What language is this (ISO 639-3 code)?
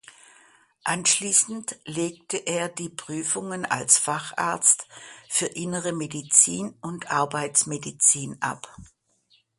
deu